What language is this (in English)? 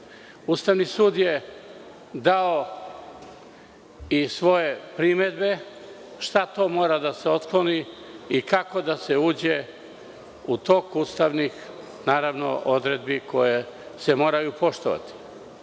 Serbian